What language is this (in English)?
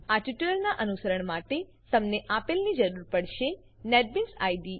Gujarati